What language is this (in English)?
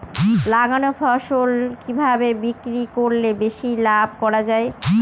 Bangla